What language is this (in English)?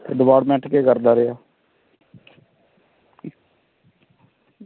Dogri